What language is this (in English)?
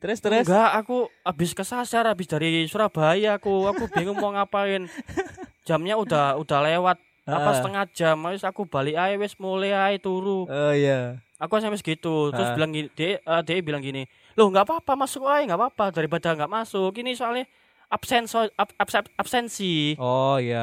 Indonesian